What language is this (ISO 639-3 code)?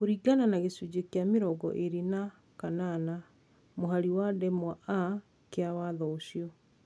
kik